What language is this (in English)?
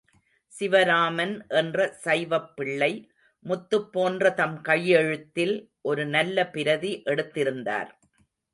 Tamil